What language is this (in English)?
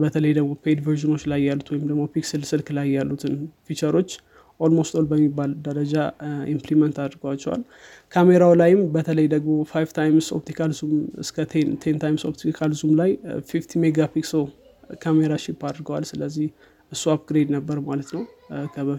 Amharic